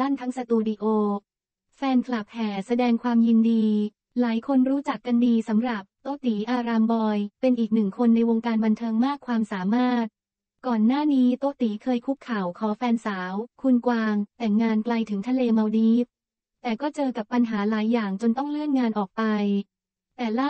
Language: Thai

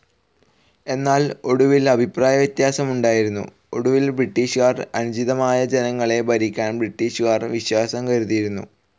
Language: Malayalam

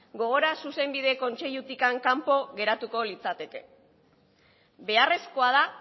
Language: Basque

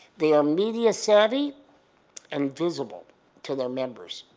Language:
English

